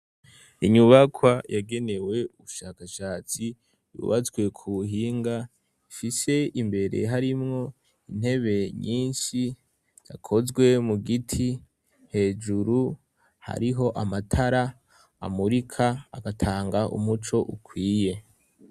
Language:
Rundi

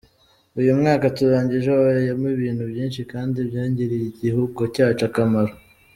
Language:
Kinyarwanda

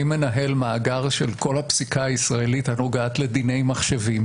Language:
Hebrew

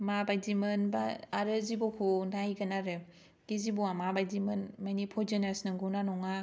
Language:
Bodo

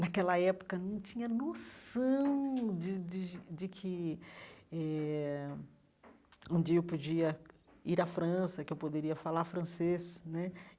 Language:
Portuguese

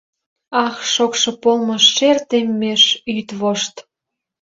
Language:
Mari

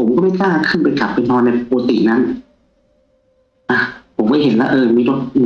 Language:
Thai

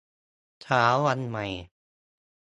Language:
Thai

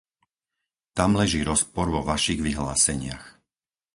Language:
Slovak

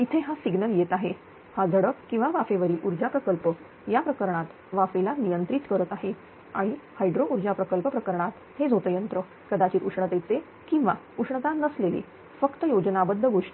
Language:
Marathi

